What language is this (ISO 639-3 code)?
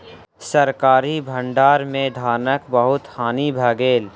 mai